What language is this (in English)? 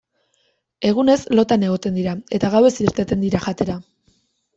Basque